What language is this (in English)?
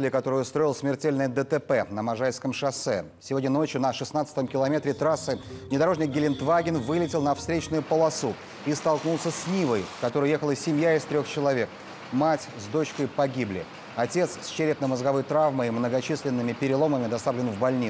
Russian